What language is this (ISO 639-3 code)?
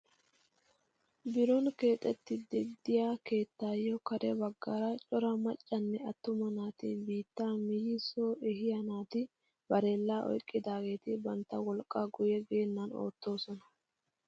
wal